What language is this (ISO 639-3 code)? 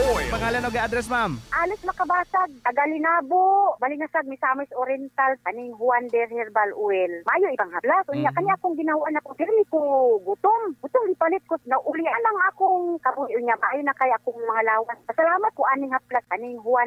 fil